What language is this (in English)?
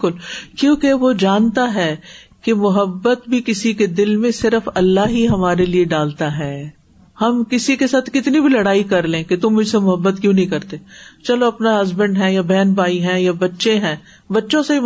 Urdu